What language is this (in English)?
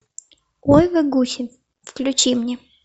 Russian